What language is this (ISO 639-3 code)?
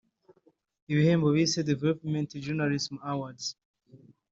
kin